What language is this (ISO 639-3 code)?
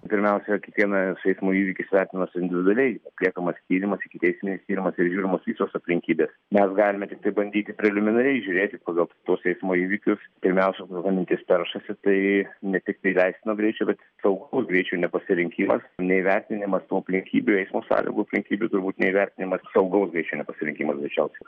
lit